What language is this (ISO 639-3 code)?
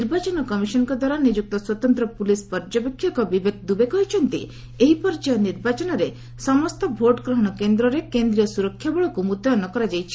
ori